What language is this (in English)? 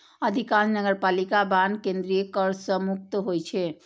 Maithili